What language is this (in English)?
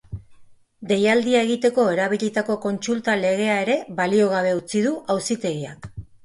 Basque